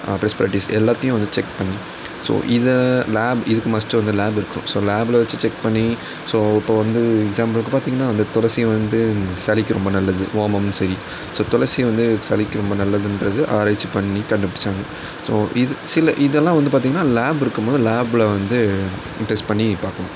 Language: Tamil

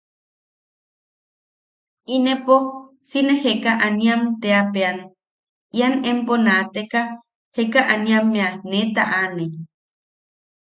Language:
Yaqui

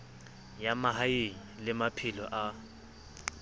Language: Southern Sotho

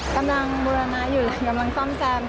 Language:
Thai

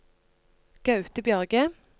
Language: Norwegian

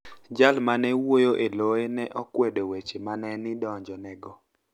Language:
Luo (Kenya and Tanzania)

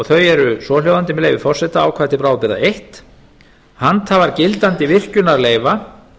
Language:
Icelandic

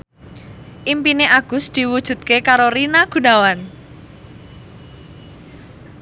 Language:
Javanese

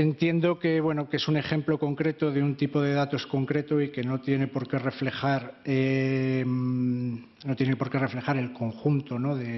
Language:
Spanish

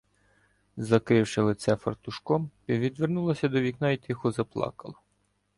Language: Ukrainian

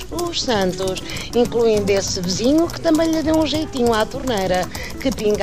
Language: Portuguese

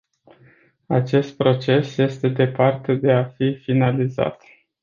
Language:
Romanian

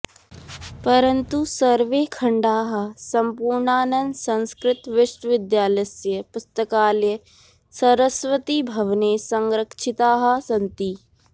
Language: Sanskrit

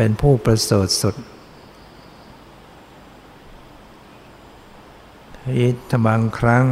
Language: Thai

